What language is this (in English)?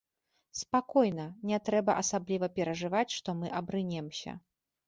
Belarusian